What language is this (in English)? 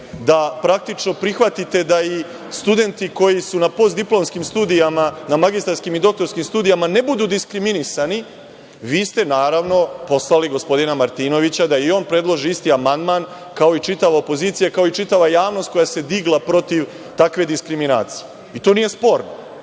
Serbian